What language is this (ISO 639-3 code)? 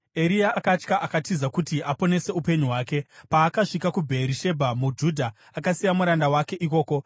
sna